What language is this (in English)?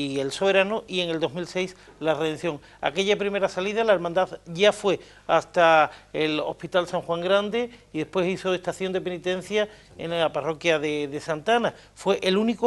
Spanish